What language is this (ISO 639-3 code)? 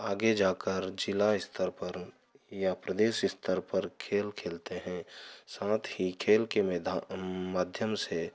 hin